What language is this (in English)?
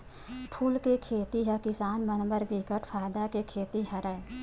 Chhattisgarhi